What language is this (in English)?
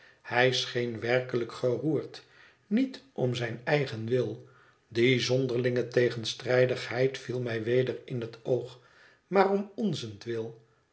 Dutch